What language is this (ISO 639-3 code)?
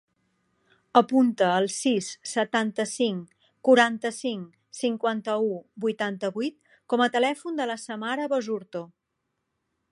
cat